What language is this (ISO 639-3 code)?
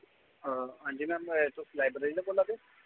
doi